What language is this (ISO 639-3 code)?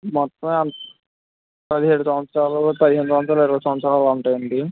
tel